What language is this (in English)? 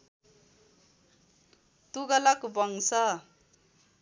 Nepali